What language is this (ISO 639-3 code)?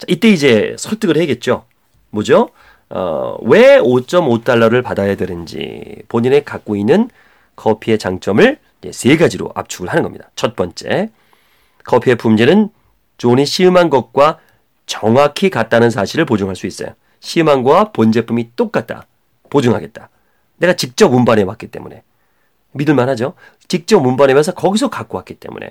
kor